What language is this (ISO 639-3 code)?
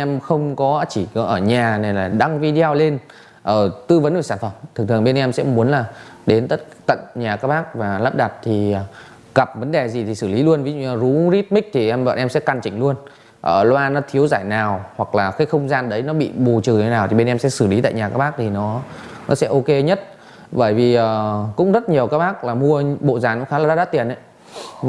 vie